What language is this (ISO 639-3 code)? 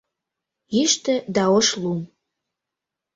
chm